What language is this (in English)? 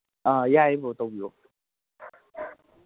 Manipuri